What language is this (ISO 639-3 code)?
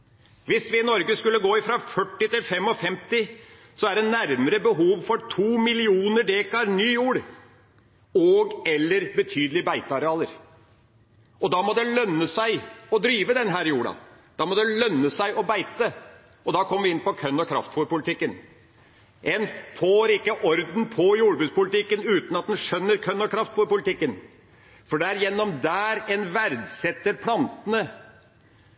nob